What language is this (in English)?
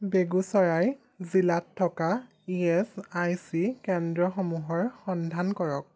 Assamese